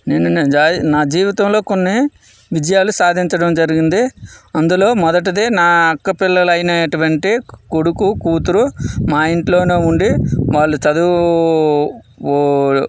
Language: Telugu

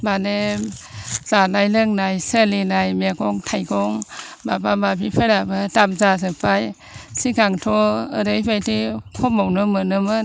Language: Bodo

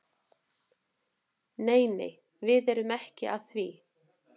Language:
Icelandic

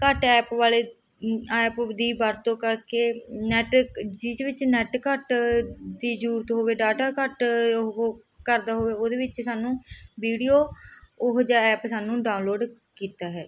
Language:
Punjabi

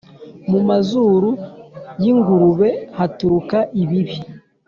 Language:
Kinyarwanda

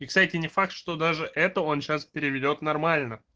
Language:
Russian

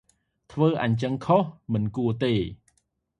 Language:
Khmer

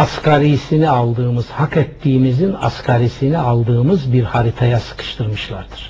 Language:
Turkish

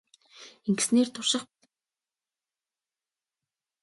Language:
Mongolian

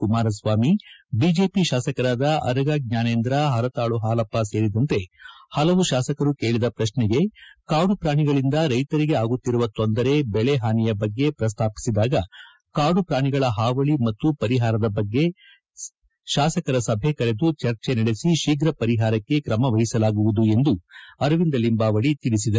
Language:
Kannada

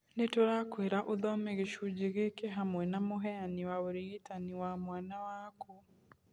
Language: Kikuyu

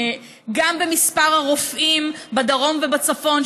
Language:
Hebrew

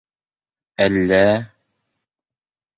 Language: Bashkir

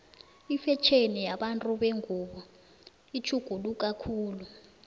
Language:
South Ndebele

